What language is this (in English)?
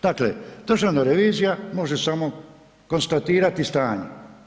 Croatian